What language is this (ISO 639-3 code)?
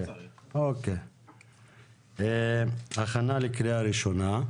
heb